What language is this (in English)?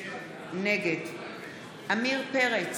Hebrew